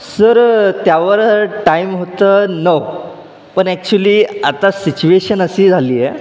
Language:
Marathi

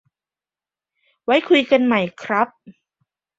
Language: Thai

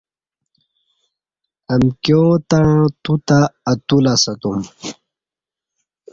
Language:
Kati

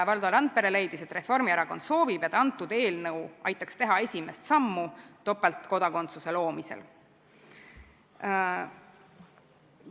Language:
Estonian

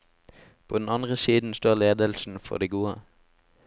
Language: Norwegian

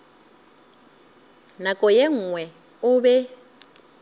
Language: Northern Sotho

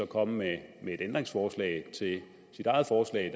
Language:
Danish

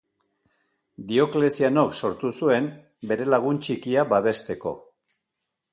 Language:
Basque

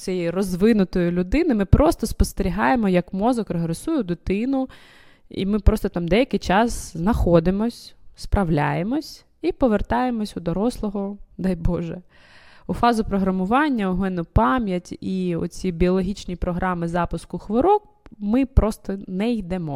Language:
Ukrainian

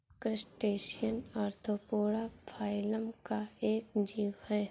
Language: Hindi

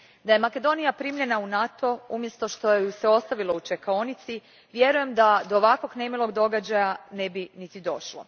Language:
Croatian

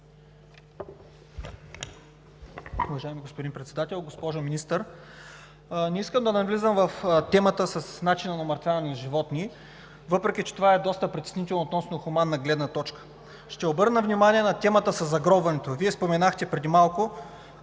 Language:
Bulgarian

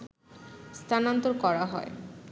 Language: Bangla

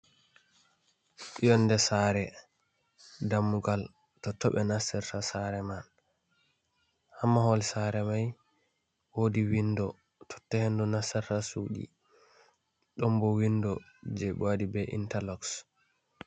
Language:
Fula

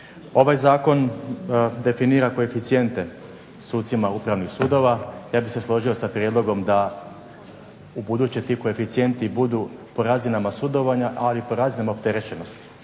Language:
Croatian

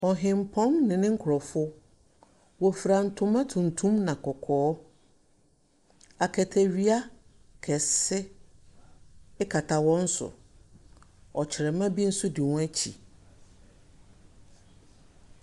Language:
Akan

